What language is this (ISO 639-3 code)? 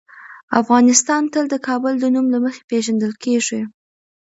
pus